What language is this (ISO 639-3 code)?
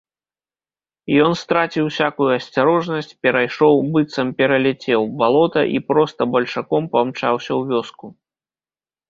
bel